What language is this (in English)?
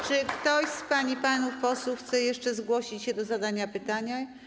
Polish